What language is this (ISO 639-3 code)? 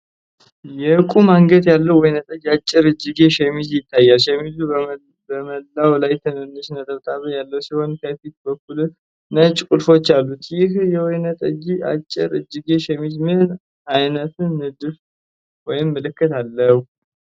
amh